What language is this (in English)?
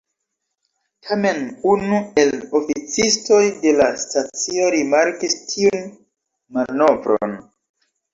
Esperanto